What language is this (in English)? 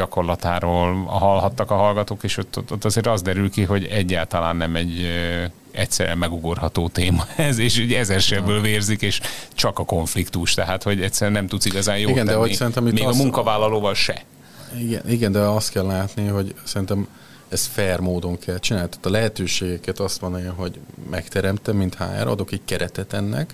Hungarian